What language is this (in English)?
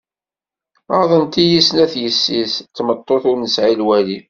Kabyle